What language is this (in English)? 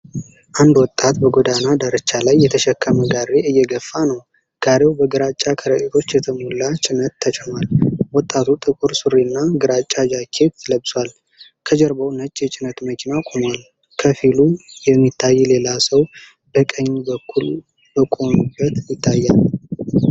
Amharic